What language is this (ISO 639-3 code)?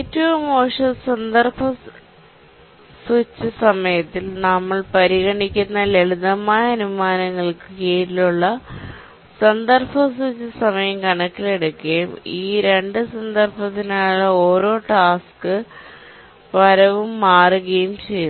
mal